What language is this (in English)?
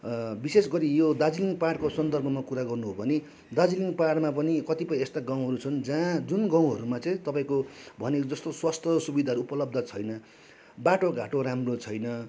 Nepali